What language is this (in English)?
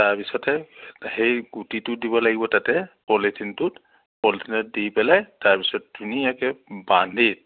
Assamese